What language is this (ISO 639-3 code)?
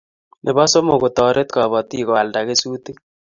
kln